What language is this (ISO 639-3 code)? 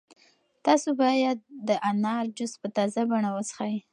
pus